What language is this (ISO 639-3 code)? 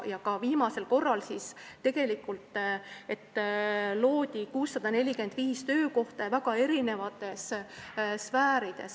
est